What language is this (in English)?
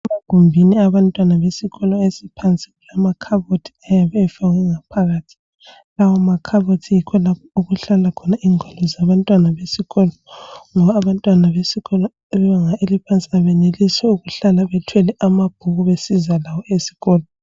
North Ndebele